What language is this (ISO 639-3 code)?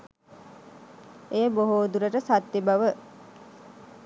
sin